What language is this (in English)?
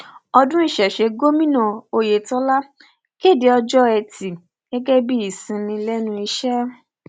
Yoruba